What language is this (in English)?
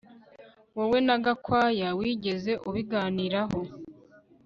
Kinyarwanda